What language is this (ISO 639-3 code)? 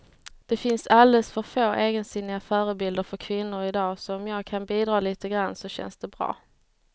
swe